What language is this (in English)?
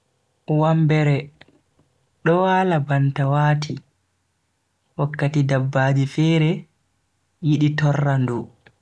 Bagirmi Fulfulde